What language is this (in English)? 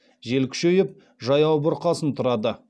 Kazakh